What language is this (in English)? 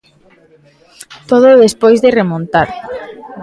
Galician